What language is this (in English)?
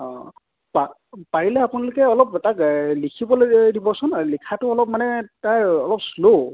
Assamese